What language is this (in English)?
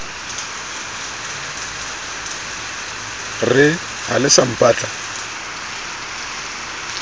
Southern Sotho